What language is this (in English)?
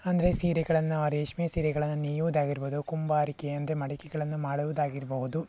Kannada